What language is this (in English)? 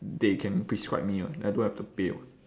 English